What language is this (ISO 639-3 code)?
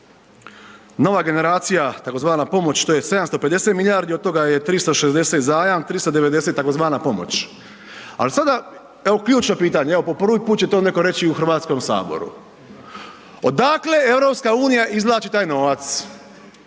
hrv